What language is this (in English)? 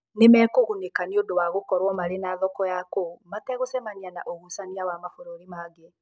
Kikuyu